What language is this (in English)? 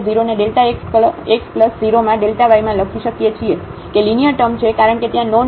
Gujarati